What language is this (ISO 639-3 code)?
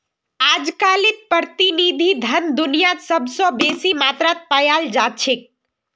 mag